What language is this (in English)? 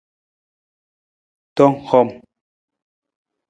Nawdm